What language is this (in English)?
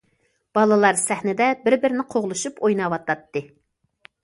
Uyghur